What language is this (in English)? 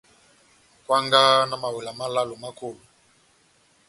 Batanga